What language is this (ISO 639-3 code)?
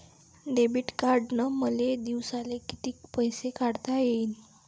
mar